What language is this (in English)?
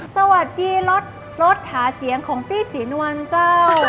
Thai